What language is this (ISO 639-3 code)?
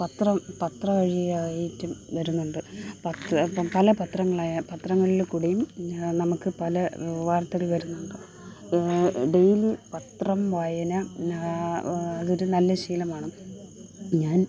mal